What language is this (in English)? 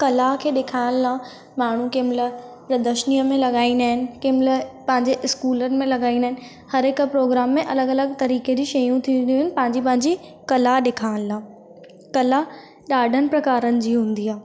Sindhi